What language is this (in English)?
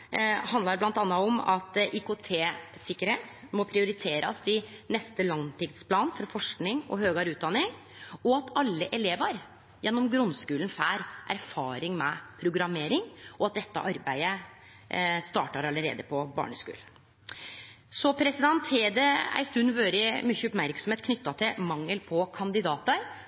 Norwegian Nynorsk